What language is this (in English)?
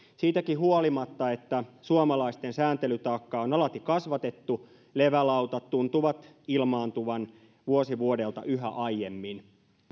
Finnish